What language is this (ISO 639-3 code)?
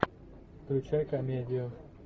rus